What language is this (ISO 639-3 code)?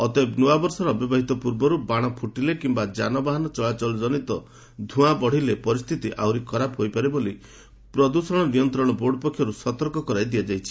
ori